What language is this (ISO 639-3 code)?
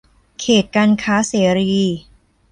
tha